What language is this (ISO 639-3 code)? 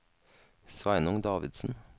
nor